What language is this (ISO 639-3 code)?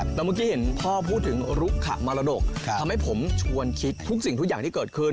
tha